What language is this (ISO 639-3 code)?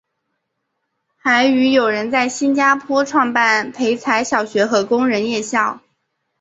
zho